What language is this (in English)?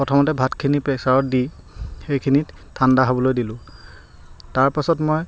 Assamese